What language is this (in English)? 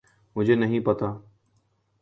Urdu